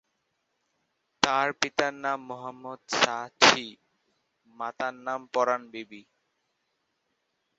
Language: Bangla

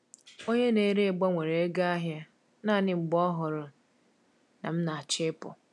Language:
Igbo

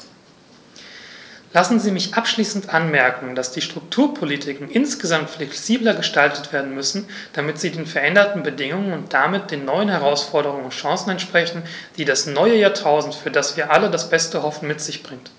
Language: German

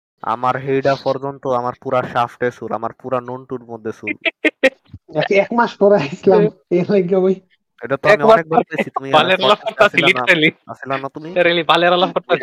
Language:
Bangla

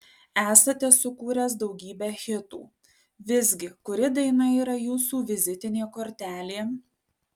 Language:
Lithuanian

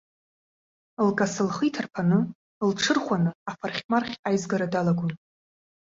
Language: Abkhazian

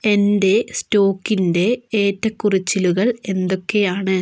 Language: Malayalam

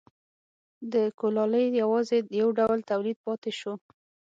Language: Pashto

